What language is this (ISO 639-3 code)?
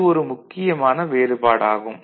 tam